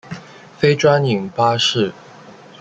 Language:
Chinese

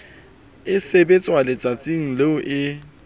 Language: Southern Sotho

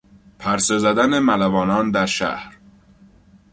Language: Persian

